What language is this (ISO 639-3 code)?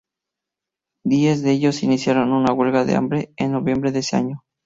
spa